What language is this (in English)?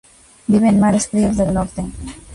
Spanish